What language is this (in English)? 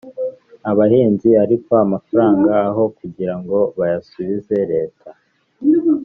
Kinyarwanda